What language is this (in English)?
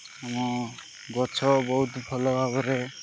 Odia